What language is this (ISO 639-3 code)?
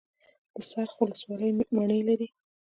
pus